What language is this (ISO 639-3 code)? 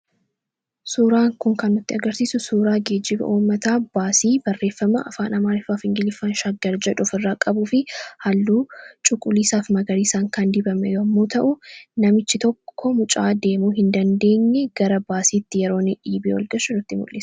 orm